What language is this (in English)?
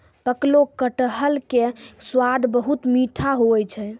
Maithili